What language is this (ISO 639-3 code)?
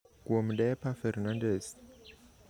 luo